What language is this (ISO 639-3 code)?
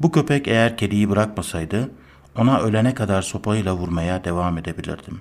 tur